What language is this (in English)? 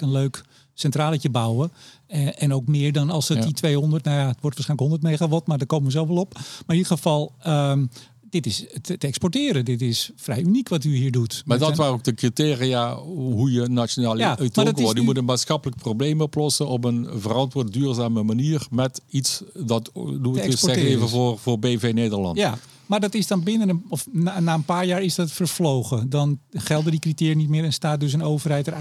Dutch